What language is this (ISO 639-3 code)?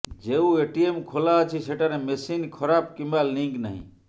ori